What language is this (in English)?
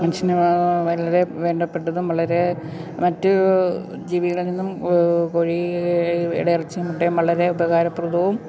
Malayalam